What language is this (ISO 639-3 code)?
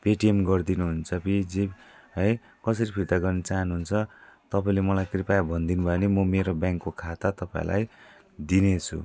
nep